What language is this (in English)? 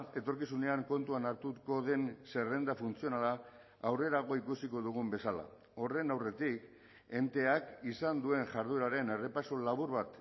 Basque